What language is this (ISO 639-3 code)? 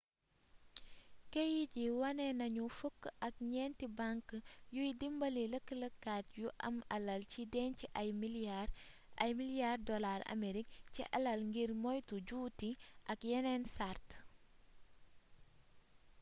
wol